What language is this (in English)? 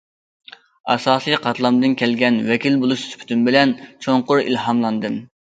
Uyghur